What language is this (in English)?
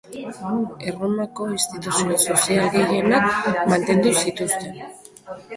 Basque